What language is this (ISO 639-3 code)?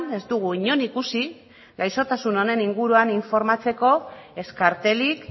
eus